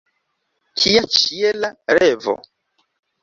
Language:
Esperanto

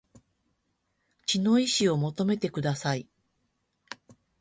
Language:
Japanese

